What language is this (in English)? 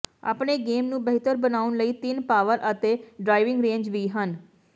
Punjabi